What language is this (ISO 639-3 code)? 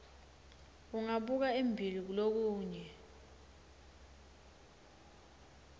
ssw